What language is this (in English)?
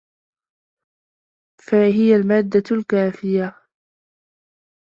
Arabic